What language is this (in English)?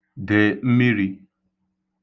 Igbo